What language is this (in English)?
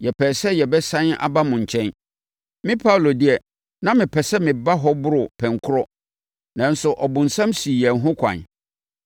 Akan